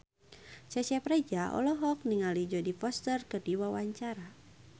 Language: Sundanese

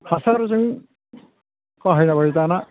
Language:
Bodo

